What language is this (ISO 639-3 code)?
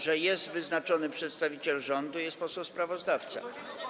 pol